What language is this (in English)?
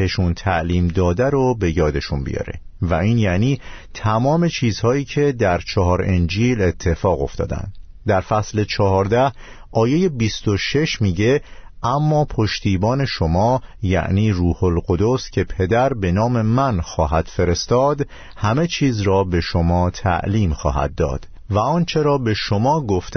Persian